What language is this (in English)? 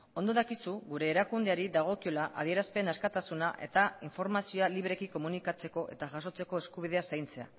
Basque